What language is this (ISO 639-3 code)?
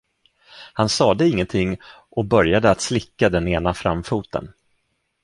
swe